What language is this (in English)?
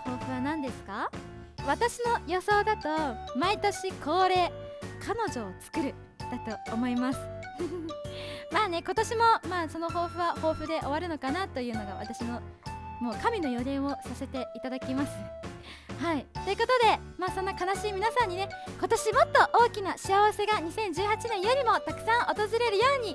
Japanese